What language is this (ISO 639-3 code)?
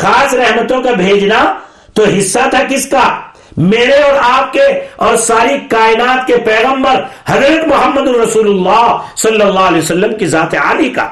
urd